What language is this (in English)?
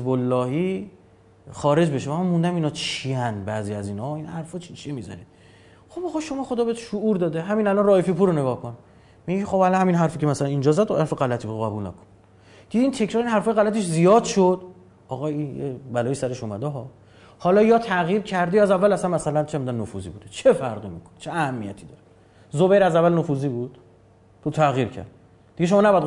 Persian